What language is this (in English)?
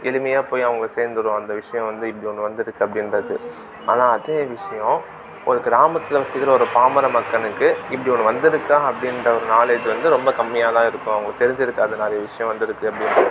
Tamil